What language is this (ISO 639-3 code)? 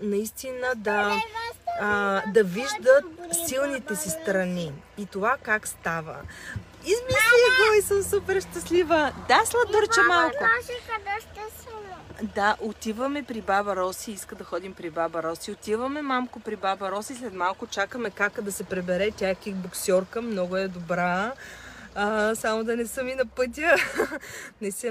bul